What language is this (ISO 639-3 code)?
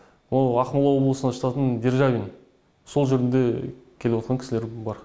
kaz